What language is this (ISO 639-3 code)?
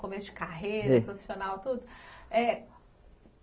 por